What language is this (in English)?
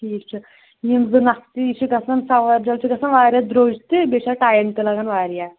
Kashmiri